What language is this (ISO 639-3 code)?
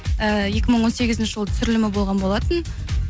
kaz